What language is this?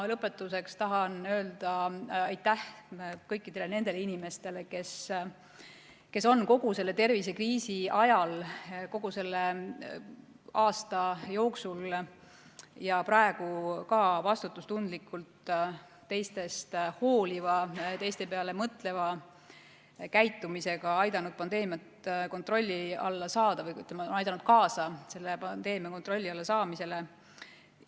Estonian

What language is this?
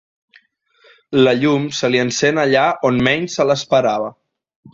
Catalan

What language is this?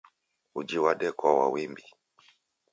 Taita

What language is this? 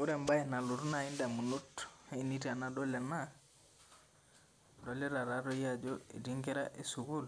Masai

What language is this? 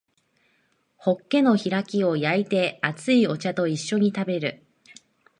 Japanese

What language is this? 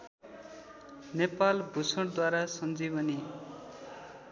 Nepali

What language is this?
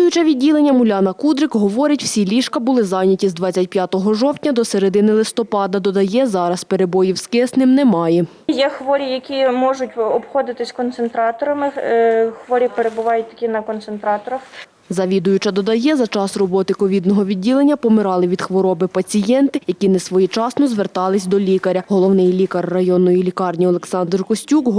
Ukrainian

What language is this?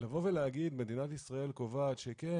Hebrew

